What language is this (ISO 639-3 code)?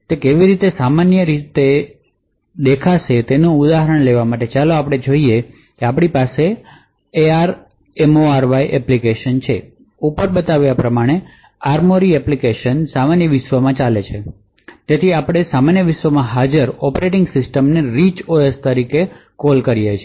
guj